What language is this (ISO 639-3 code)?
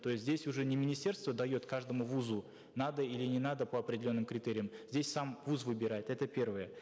kaz